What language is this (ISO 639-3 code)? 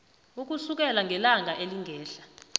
nbl